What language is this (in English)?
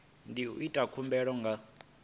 Venda